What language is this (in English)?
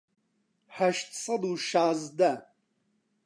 Central Kurdish